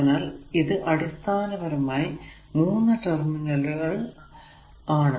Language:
Malayalam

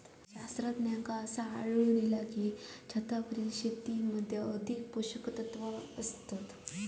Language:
Marathi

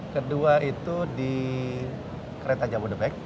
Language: Indonesian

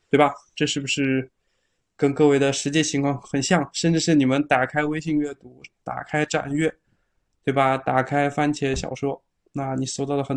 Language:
Chinese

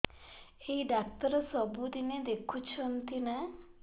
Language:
Odia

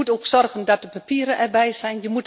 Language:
Dutch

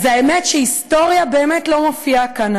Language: Hebrew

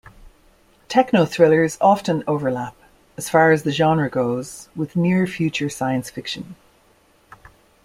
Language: English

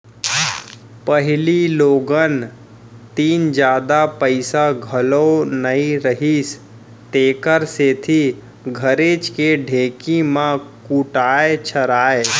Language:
Chhattisgarhi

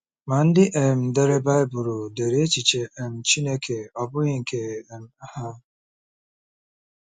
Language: Igbo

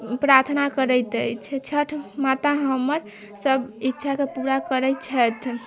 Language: Maithili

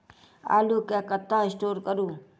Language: Maithili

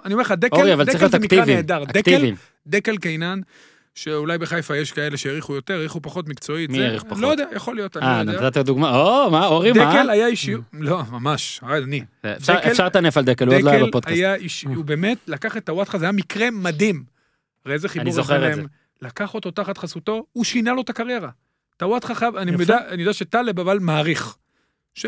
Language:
Hebrew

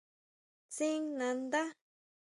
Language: Huautla Mazatec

